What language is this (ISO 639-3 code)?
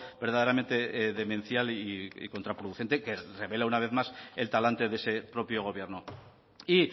spa